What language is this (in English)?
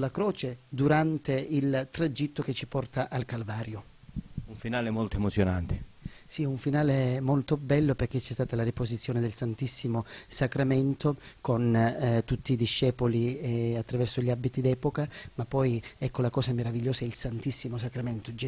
Italian